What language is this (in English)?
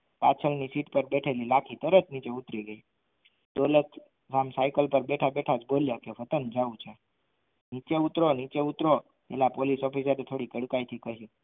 Gujarati